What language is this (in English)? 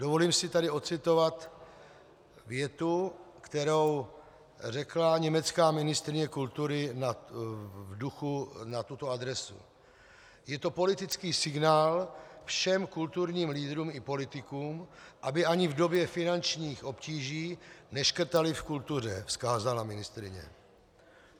Czech